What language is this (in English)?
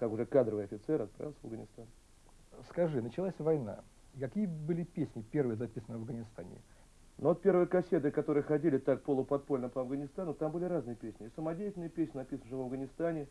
Russian